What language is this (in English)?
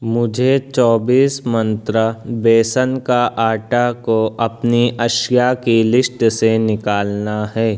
Urdu